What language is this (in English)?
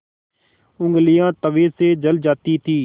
Hindi